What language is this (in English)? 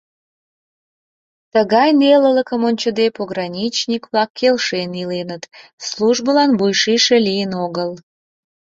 Mari